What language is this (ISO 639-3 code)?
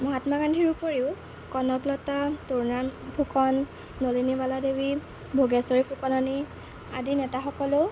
asm